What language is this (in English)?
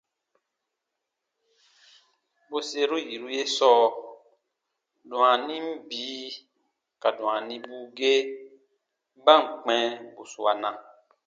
Baatonum